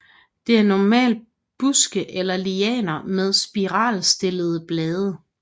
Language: Danish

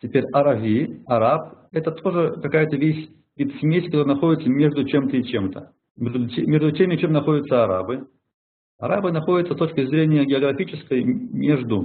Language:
Russian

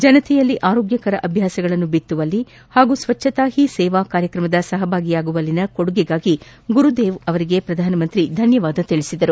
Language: Kannada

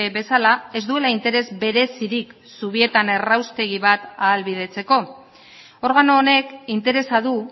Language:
Basque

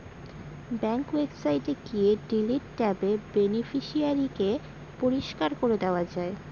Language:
Bangla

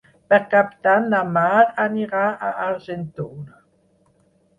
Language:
Catalan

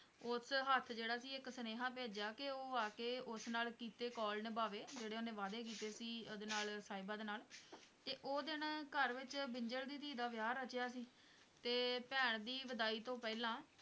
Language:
Punjabi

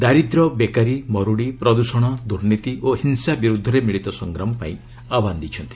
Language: Odia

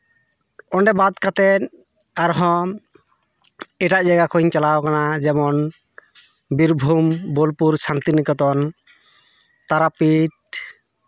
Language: Santali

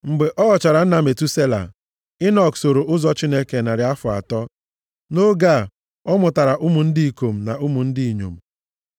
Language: Igbo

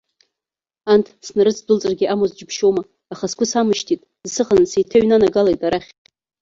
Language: Abkhazian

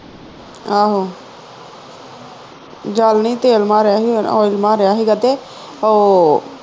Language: Punjabi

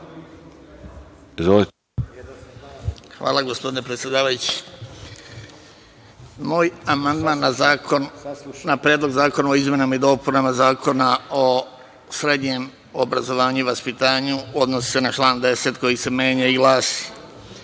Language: Serbian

